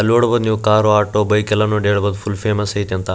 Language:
Kannada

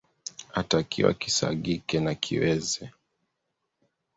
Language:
Swahili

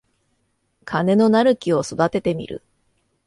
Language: Japanese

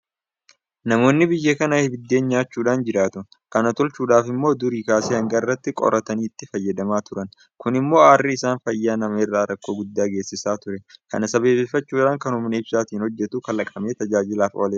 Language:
Oromo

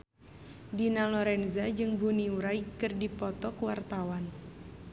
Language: Sundanese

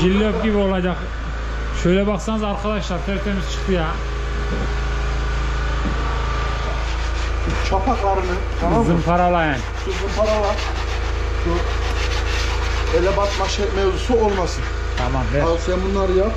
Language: Turkish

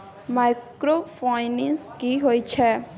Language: Maithili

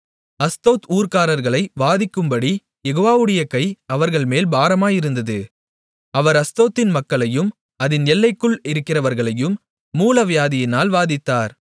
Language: Tamil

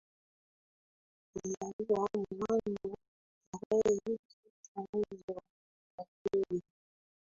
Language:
Swahili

